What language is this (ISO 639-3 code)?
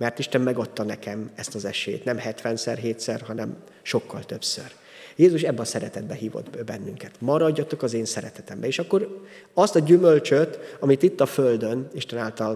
hun